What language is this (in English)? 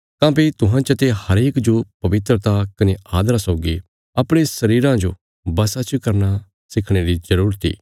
Bilaspuri